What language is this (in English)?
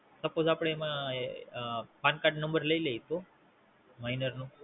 Gujarati